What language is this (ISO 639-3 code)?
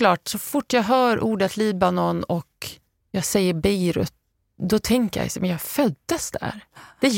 swe